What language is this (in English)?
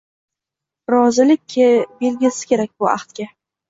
Uzbek